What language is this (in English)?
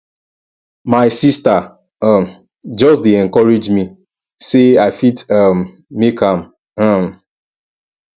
Nigerian Pidgin